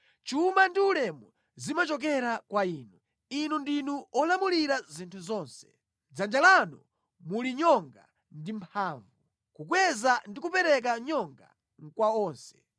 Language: Nyanja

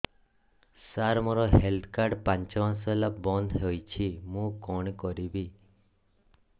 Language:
Odia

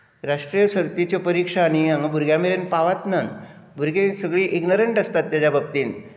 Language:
Konkani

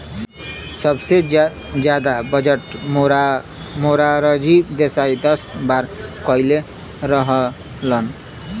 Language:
Bhojpuri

